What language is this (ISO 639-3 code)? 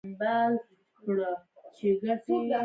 pus